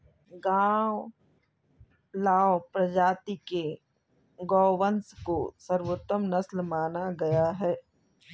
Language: Hindi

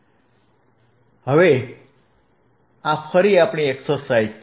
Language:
Gujarati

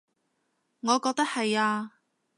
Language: Cantonese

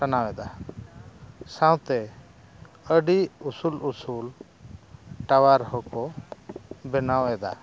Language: Santali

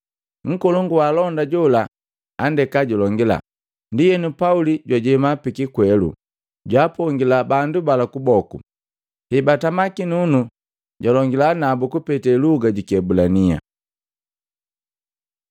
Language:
Matengo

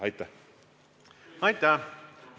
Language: Estonian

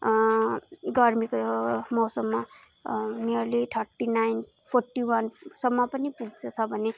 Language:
Nepali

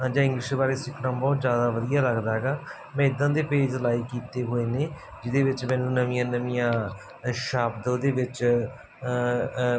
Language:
Punjabi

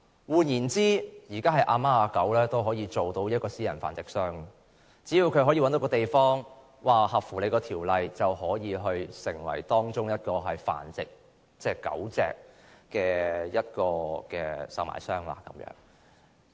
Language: Cantonese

